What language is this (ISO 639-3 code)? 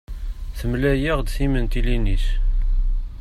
kab